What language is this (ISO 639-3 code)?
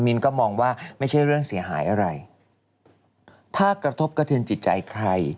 tha